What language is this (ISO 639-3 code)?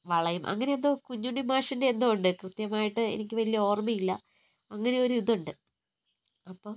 mal